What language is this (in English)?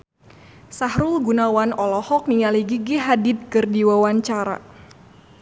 Sundanese